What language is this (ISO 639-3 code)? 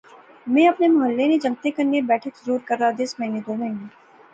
phr